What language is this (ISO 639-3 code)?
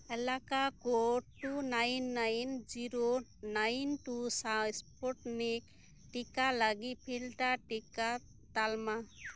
sat